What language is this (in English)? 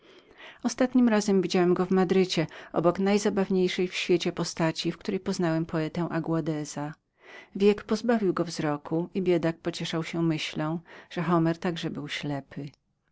Polish